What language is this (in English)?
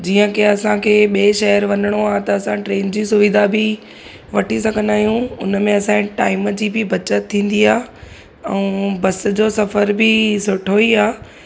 Sindhi